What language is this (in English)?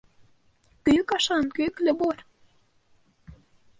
Bashkir